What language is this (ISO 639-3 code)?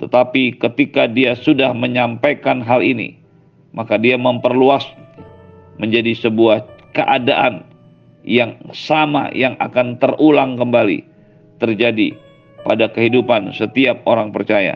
ind